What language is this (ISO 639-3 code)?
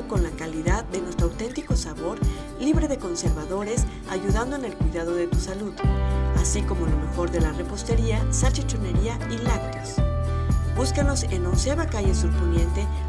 spa